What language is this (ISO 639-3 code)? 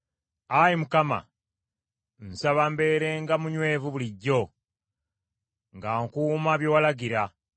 lug